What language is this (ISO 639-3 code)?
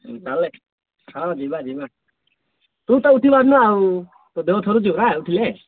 ori